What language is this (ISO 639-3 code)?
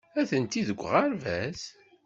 kab